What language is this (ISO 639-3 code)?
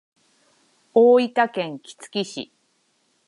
jpn